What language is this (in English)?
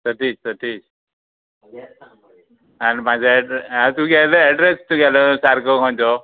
Konkani